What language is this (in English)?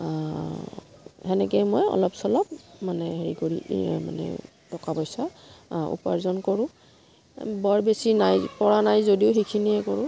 Assamese